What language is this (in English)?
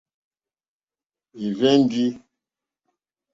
Mokpwe